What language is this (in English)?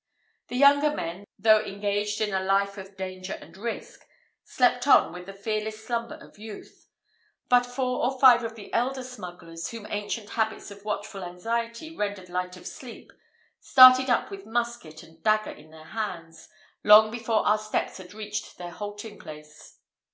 English